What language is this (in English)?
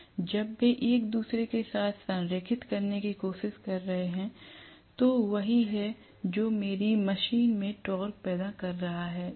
Hindi